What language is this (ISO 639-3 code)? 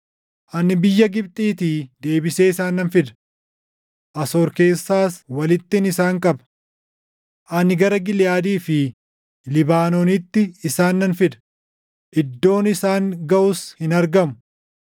orm